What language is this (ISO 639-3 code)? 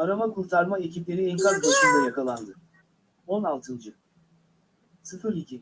tur